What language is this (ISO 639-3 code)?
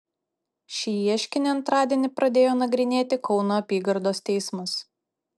lit